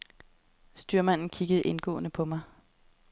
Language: Danish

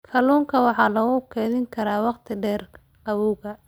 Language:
Somali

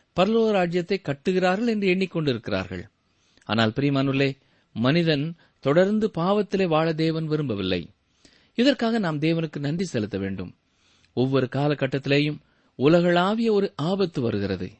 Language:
Tamil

